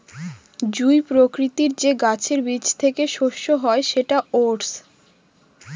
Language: Bangla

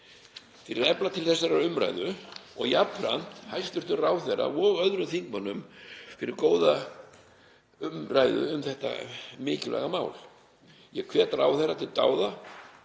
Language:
Icelandic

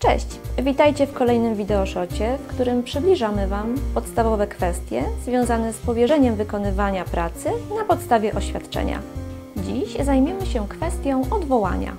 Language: Polish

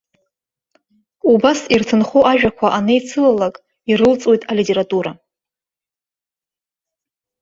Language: Abkhazian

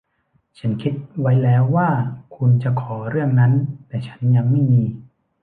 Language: Thai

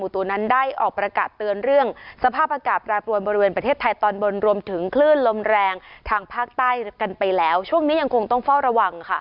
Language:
Thai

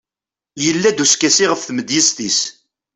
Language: Kabyle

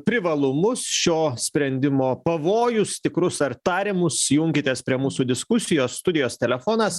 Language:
Lithuanian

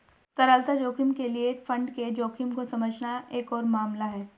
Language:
Hindi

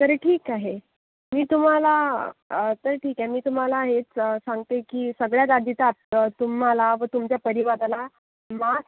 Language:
Marathi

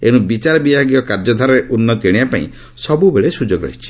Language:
Odia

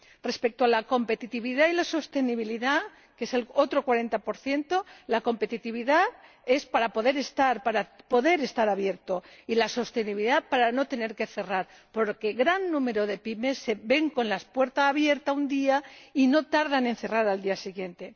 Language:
Spanish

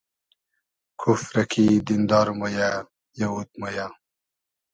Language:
Hazaragi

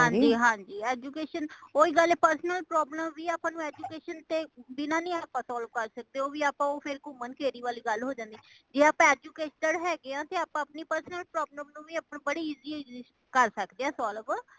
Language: Punjabi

